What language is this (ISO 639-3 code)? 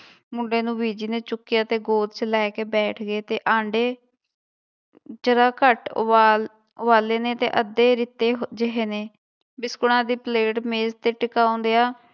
pan